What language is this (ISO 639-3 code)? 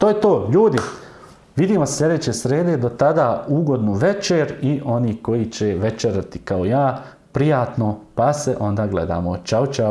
srp